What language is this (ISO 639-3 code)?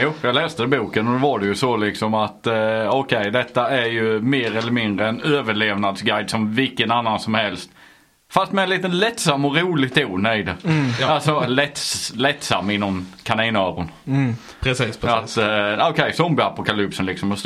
swe